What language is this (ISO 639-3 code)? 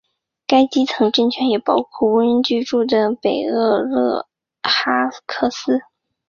zho